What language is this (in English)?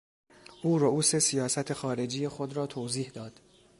Persian